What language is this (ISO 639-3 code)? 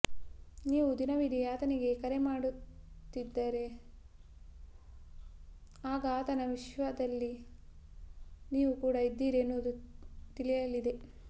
kan